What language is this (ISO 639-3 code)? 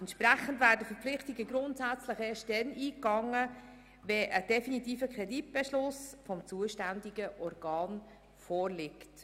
gsw